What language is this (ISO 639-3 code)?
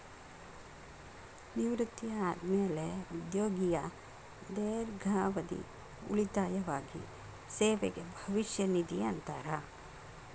kan